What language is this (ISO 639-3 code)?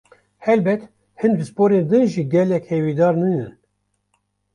kur